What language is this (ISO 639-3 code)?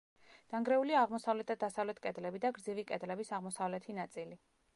kat